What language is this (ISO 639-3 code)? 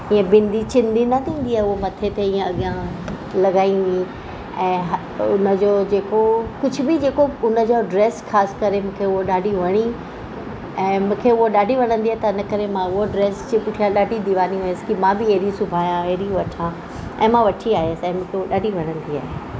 snd